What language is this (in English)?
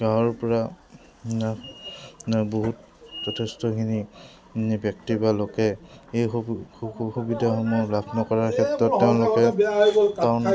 Assamese